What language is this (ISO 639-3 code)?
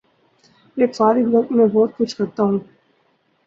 urd